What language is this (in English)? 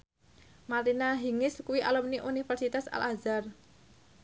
Javanese